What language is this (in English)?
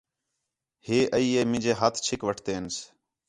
Khetrani